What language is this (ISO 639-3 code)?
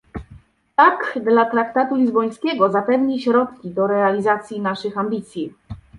pol